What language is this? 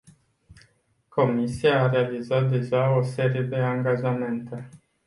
Romanian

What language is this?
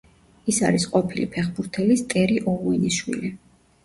Georgian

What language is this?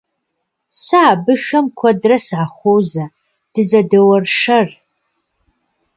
Kabardian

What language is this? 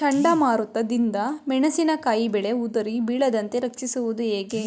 Kannada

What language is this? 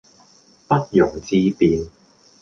Cantonese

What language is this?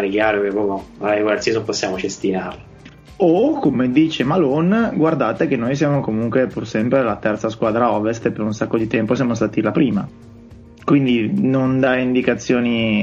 Italian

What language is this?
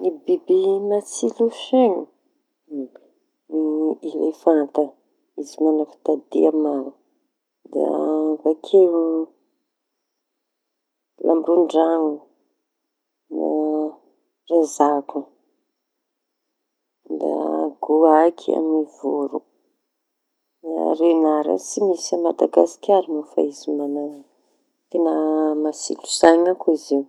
Tanosy Malagasy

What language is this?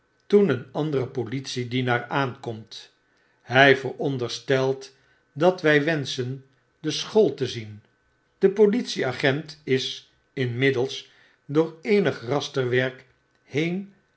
Dutch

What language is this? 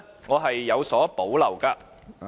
Cantonese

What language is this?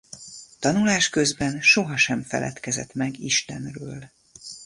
Hungarian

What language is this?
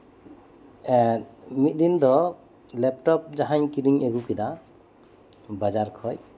Santali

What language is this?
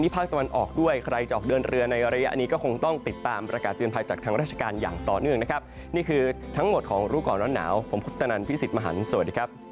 Thai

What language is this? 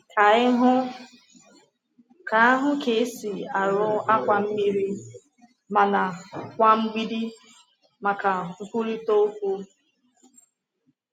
Igbo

